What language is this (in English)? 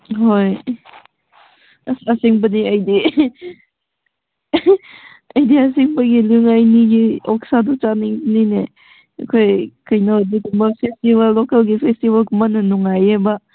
Manipuri